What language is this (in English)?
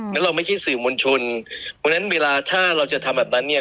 Thai